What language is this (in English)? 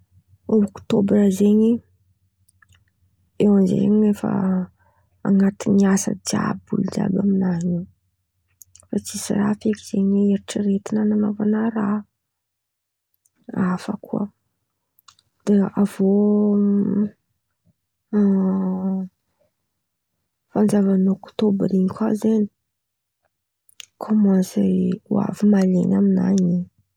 Antankarana Malagasy